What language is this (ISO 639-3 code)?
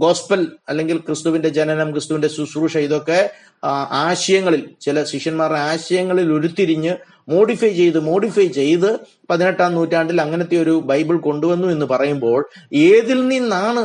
mal